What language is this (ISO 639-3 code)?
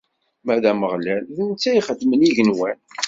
kab